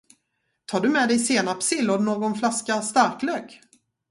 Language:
Swedish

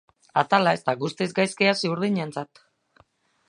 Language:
Basque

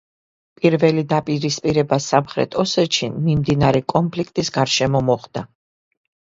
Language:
Georgian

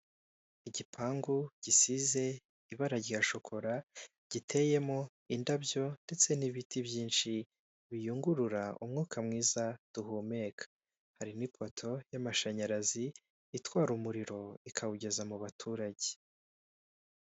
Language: Kinyarwanda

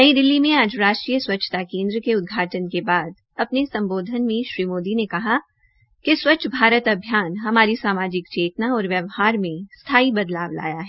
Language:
Hindi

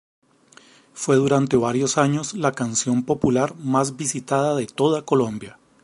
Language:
Spanish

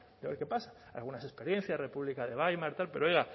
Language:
Spanish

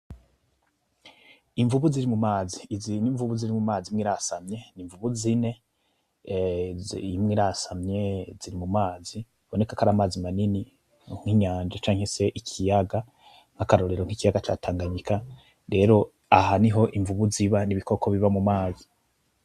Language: Rundi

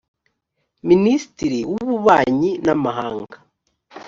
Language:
Kinyarwanda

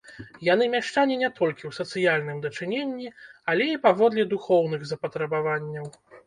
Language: Belarusian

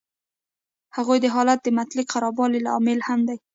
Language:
Pashto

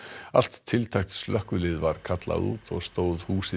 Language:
Icelandic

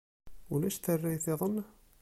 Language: Kabyle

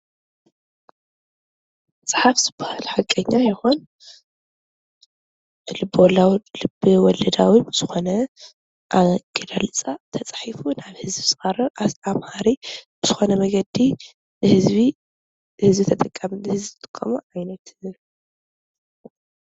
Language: Tigrinya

